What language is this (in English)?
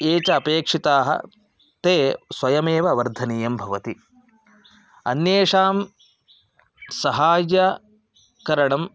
Sanskrit